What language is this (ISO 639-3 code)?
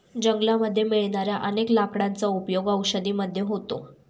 mar